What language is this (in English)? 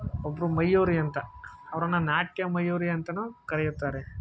Kannada